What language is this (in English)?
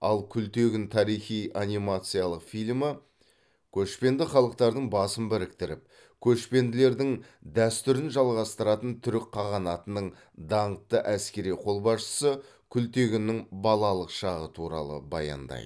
Kazakh